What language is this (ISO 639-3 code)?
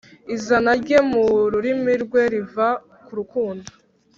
kin